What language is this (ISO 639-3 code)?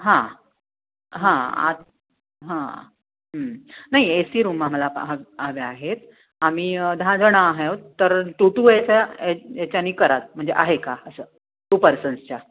mar